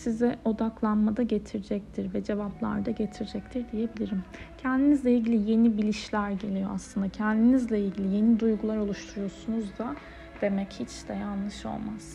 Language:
Turkish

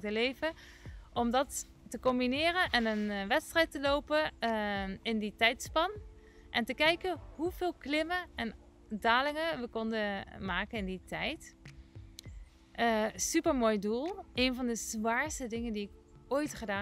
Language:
Dutch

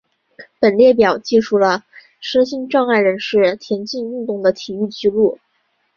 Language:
Chinese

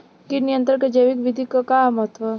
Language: Bhojpuri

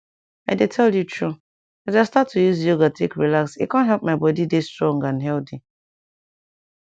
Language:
Nigerian Pidgin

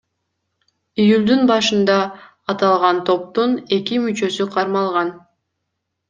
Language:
Kyrgyz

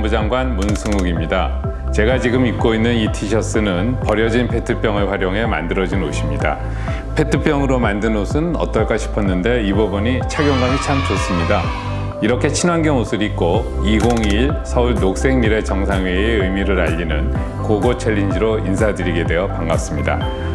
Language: Korean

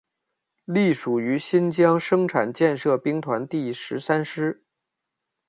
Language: Chinese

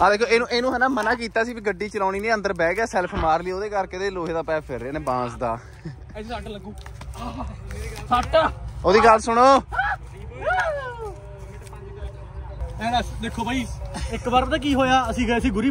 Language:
Punjabi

